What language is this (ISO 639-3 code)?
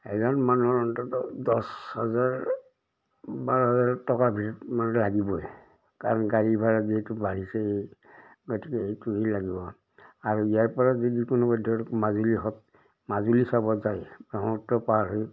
asm